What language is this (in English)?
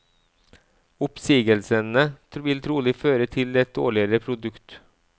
Norwegian